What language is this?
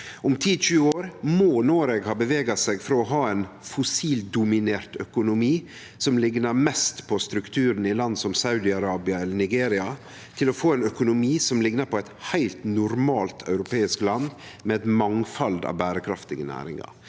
Norwegian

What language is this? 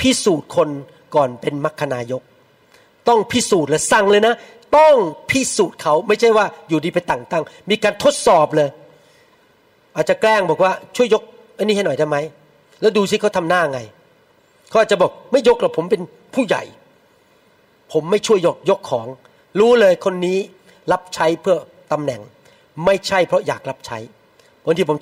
Thai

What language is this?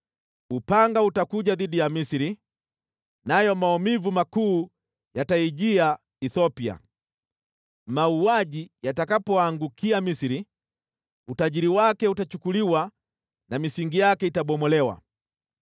Swahili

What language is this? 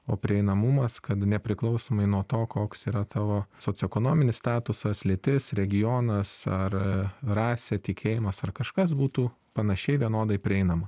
Lithuanian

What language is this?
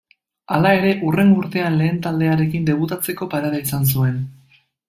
Basque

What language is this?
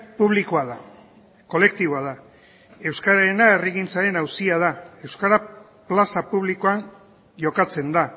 Basque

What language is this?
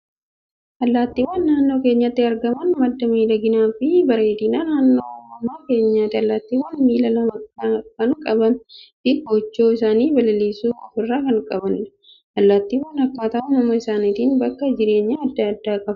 Oromo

